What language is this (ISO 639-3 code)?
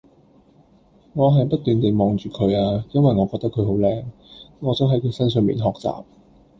yue